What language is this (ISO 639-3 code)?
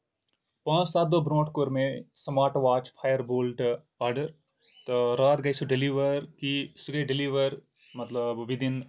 kas